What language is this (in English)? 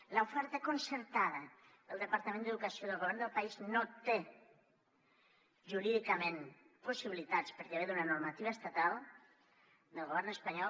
Catalan